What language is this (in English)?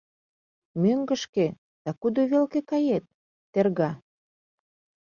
Mari